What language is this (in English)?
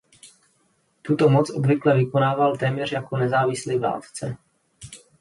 Czech